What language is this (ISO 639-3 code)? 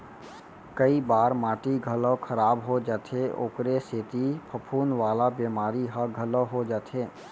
hne